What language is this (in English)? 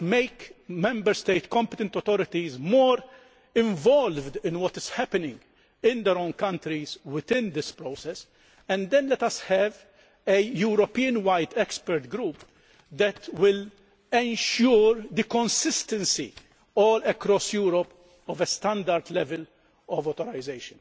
English